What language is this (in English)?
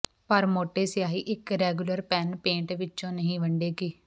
Punjabi